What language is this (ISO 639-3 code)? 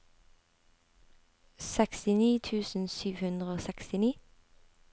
nor